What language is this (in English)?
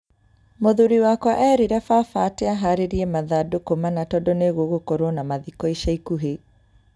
Kikuyu